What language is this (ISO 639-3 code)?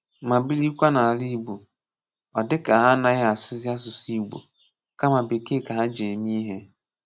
ibo